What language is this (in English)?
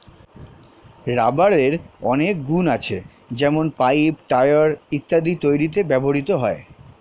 Bangla